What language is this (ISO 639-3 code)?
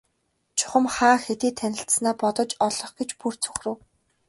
mon